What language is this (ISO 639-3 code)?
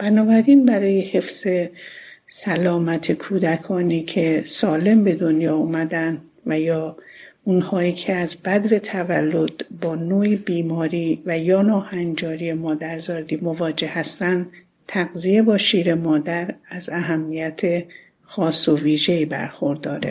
fas